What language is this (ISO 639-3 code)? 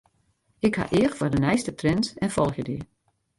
fry